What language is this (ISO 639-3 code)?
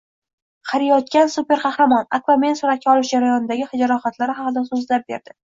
uzb